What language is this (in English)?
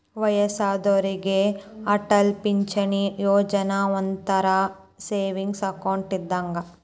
Kannada